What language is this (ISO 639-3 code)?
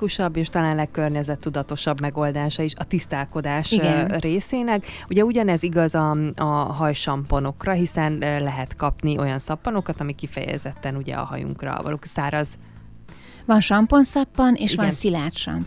hun